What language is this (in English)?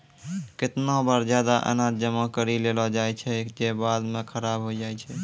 Maithili